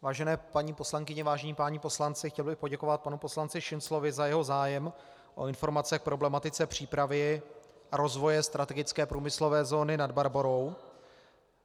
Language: Czech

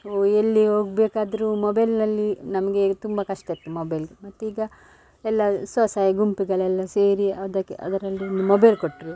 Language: Kannada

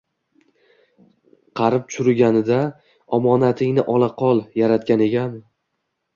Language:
Uzbek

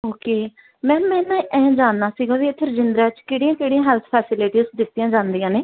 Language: Punjabi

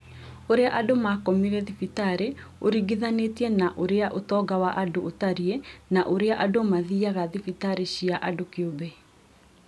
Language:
Kikuyu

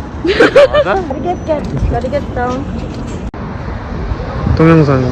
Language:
Korean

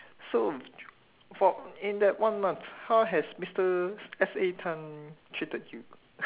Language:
English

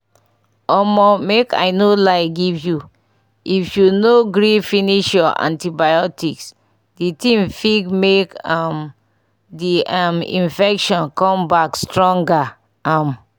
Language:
Nigerian Pidgin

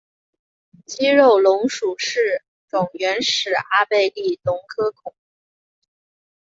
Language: Chinese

